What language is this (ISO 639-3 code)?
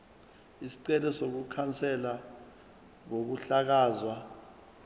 zul